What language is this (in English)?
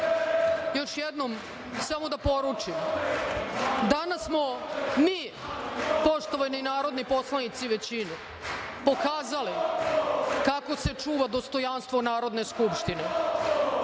Serbian